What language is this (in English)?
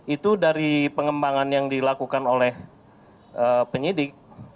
Indonesian